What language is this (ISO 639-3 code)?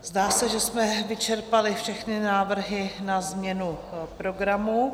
ces